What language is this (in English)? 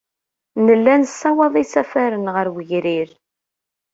Kabyle